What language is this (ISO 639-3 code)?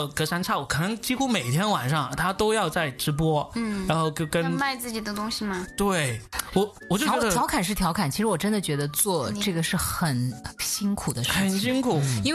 zho